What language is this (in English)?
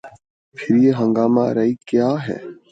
Urdu